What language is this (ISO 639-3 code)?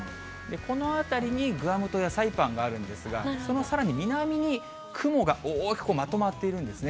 jpn